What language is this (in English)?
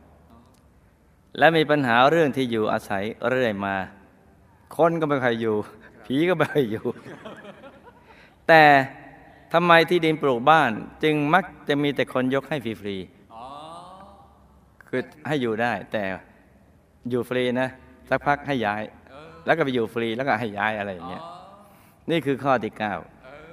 Thai